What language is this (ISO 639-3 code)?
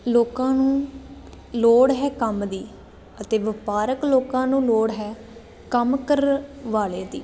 pan